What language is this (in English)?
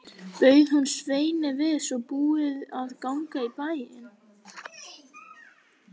Icelandic